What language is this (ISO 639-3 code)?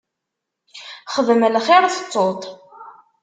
kab